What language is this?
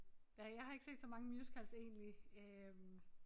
Danish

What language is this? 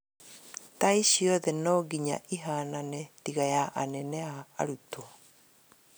Kikuyu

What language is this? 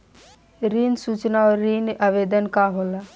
Bhojpuri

